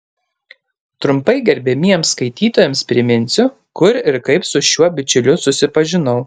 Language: Lithuanian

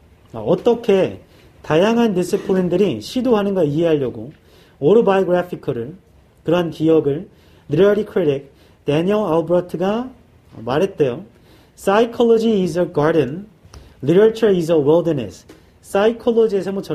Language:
Korean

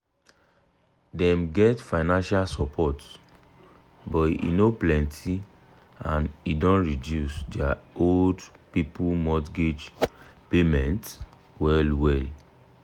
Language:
Nigerian Pidgin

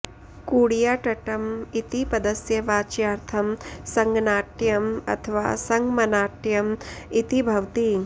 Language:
Sanskrit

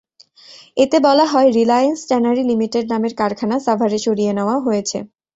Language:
Bangla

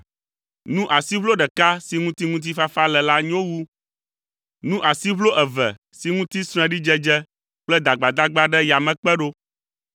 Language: Ewe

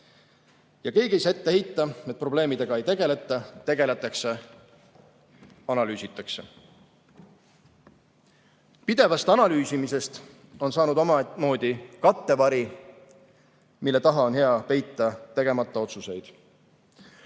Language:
Estonian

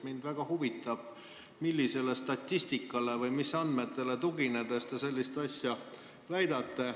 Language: Estonian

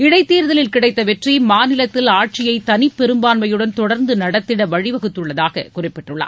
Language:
Tamil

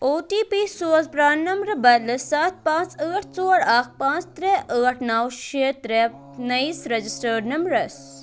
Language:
Kashmiri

